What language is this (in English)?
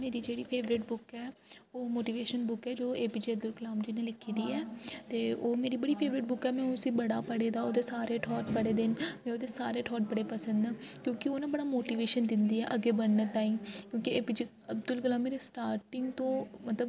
Dogri